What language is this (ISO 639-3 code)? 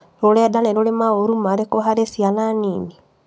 kik